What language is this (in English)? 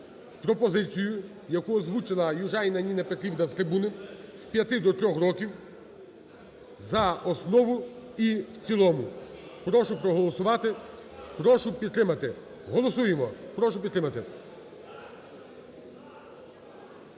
Ukrainian